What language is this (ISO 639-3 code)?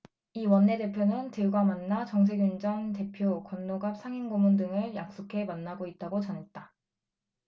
kor